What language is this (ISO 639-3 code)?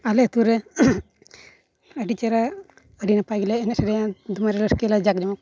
sat